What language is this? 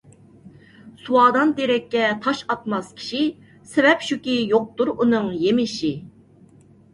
Uyghur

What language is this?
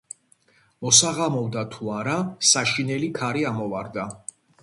Georgian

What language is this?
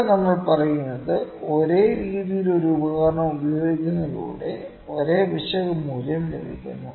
Malayalam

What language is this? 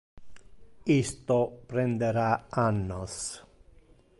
Interlingua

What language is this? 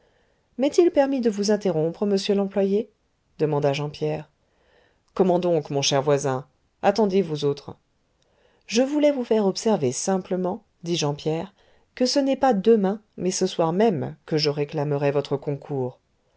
French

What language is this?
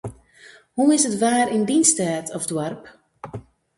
Western Frisian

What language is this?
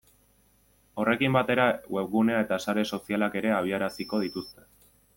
Basque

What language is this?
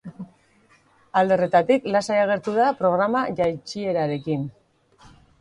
Basque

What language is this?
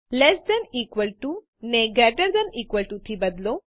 Gujarati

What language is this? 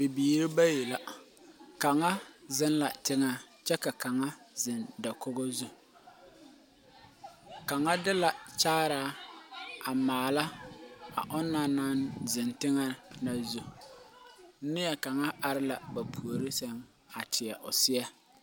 Southern Dagaare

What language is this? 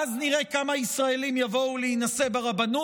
Hebrew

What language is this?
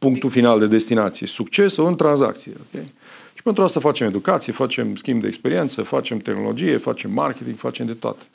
Romanian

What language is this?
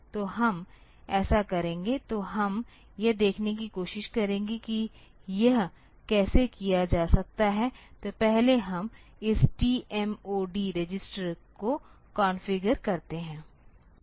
Hindi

